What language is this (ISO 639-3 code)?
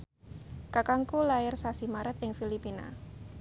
jav